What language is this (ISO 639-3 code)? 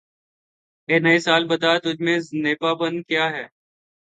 urd